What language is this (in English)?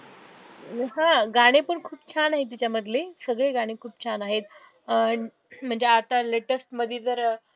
Marathi